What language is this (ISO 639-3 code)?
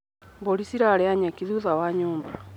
kik